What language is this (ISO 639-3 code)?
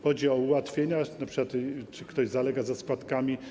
pol